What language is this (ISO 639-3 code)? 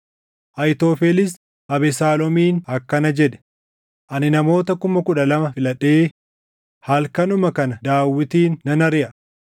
orm